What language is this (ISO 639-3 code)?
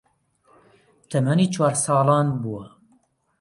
ckb